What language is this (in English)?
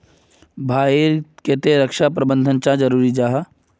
Magahi